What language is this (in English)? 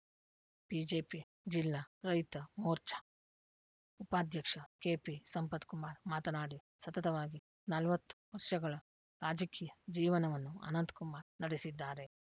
Kannada